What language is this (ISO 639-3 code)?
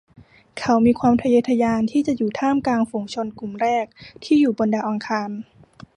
tha